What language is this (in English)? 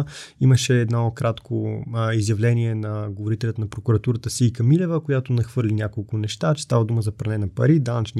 Bulgarian